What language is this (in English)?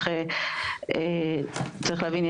Hebrew